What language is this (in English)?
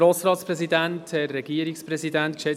Swiss German